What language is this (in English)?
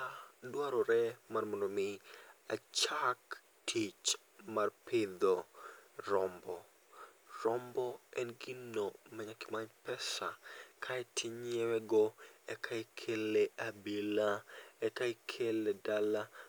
Luo (Kenya and Tanzania)